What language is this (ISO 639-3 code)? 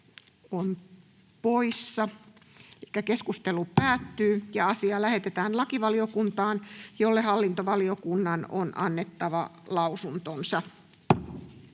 fin